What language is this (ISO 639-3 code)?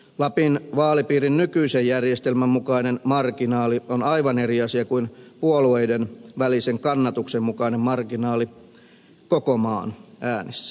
fin